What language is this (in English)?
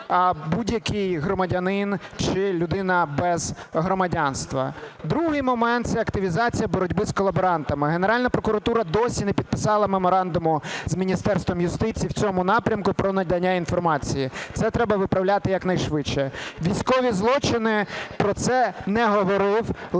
Ukrainian